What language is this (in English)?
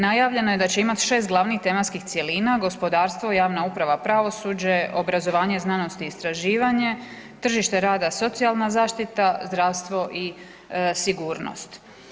Croatian